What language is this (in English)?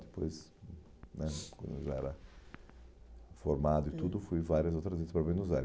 Portuguese